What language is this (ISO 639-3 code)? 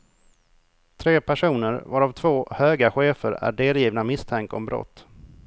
swe